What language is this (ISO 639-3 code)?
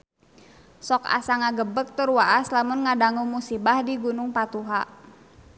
sun